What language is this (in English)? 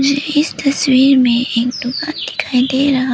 Hindi